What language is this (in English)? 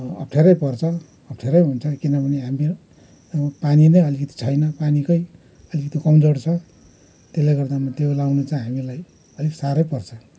Nepali